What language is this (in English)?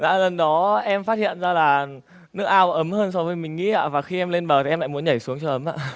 Vietnamese